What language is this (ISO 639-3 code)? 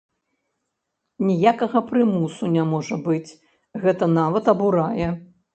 bel